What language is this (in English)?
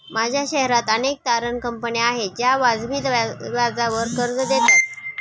Marathi